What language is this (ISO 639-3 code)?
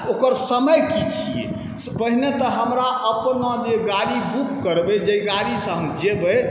mai